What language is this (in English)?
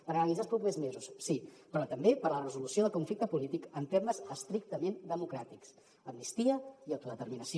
Catalan